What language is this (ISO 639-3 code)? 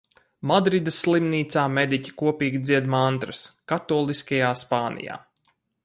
lav